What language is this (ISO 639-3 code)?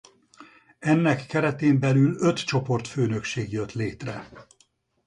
hun